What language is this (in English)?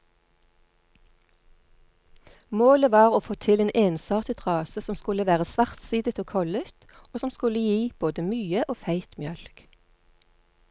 Norwegian